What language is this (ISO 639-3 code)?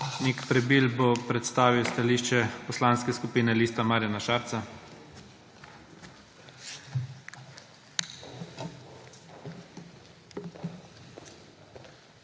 slv